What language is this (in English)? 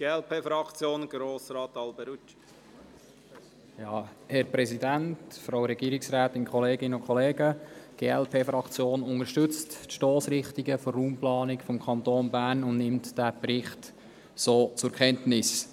Swiss German